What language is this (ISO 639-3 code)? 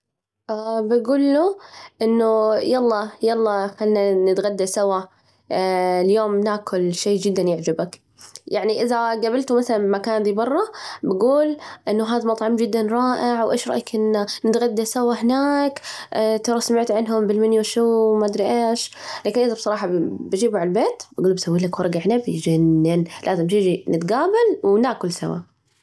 ars